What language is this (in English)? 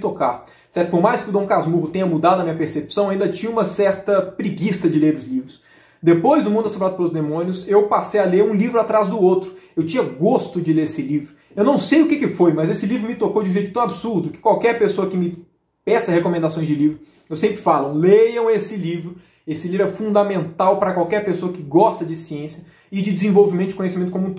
Portuguese